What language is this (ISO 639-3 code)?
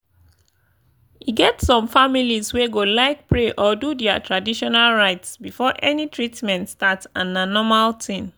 pcm